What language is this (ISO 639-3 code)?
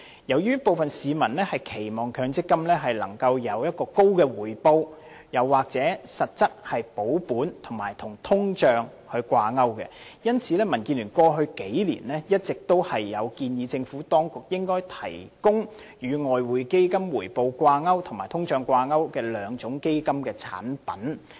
yue